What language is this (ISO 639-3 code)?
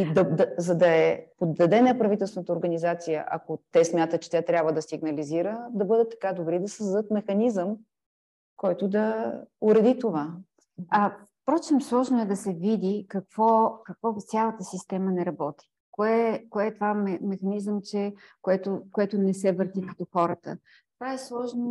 bul